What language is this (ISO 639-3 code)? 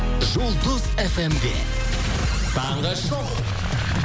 kaz